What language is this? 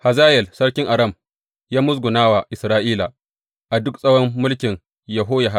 Hausa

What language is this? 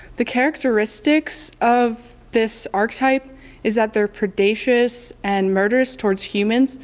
English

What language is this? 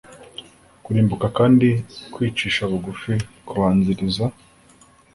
Kinyarwanda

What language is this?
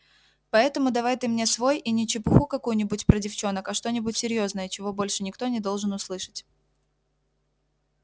Russian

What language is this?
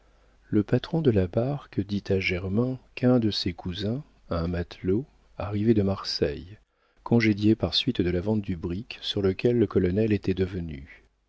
French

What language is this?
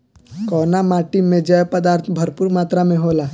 Bhojpuri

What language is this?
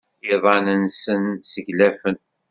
Kabyle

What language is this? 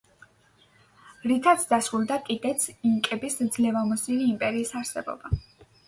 Georgian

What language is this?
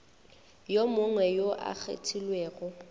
Northern Sotho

